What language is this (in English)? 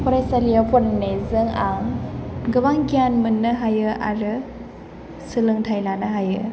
Bodo